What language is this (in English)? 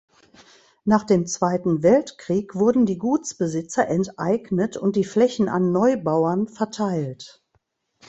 German